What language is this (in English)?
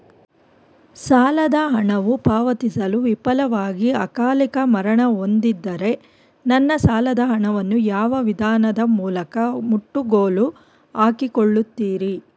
Kannada